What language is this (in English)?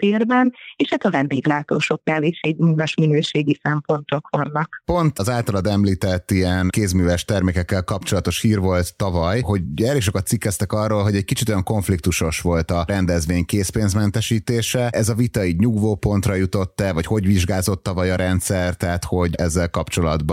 Hungarian